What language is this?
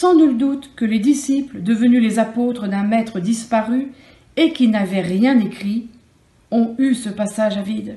French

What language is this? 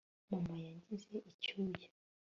Kinyarwanda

